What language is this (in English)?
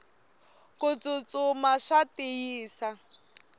Tsonga